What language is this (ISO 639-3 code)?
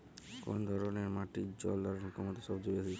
ben